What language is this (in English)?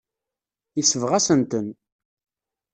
Kabyle